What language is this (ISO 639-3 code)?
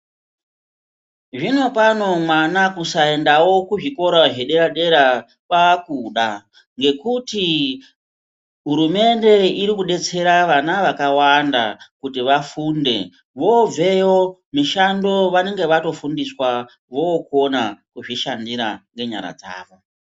ndc